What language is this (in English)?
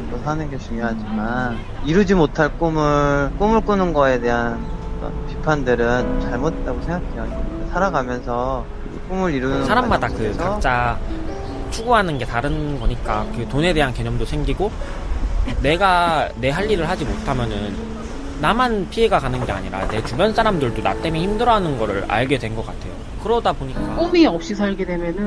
Korean